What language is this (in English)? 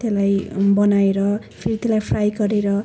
Nepali